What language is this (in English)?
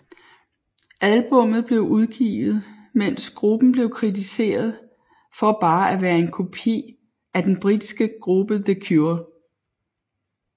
Danish